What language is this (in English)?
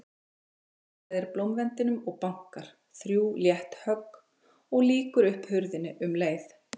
Icelandic